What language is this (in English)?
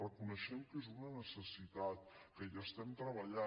Catalan